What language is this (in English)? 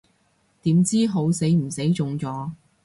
Cantonese